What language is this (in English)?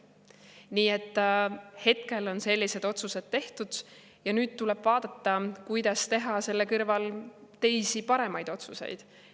Estonian